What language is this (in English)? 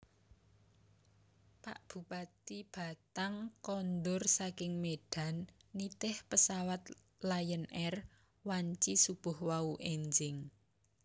Javanese